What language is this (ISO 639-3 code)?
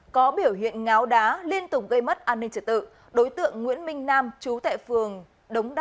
vie